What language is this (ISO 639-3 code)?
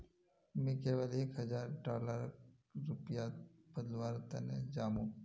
mag